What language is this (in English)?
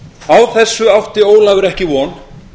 Icelandic